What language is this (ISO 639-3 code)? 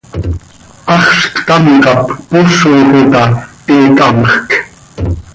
sei